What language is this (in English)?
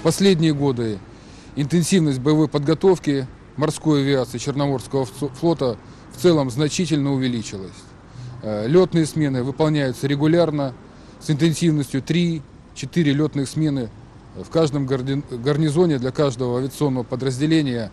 Russian